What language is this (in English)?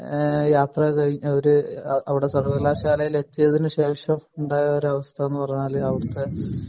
Malayalam